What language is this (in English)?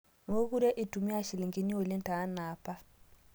Masai